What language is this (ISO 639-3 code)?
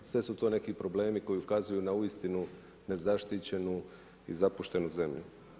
hrv